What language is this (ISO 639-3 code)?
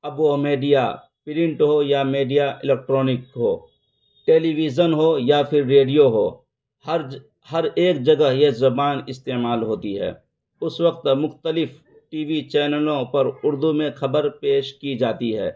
urd